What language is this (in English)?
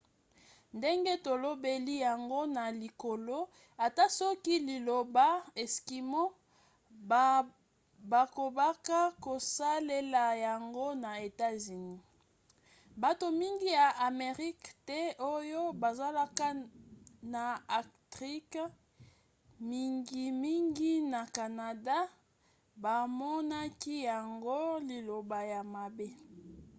Lingala